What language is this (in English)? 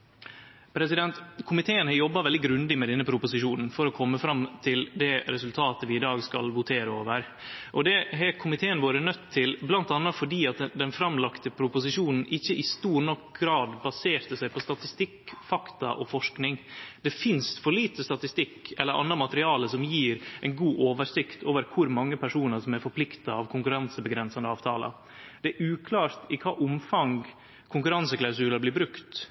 Norwegian Nynorsk